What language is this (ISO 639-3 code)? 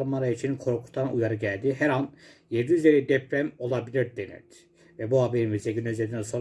tur